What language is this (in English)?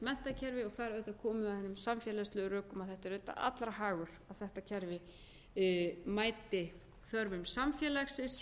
Icelandic